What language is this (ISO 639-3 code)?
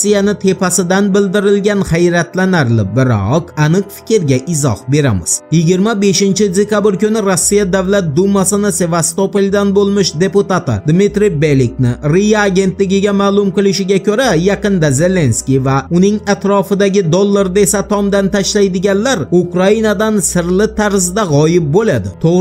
tur